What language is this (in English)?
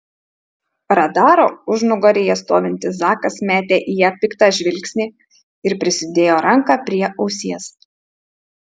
Lithuanian